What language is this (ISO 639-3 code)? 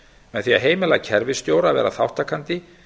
isl